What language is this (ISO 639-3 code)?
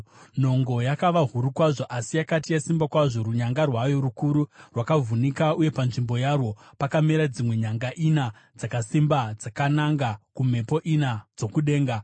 sna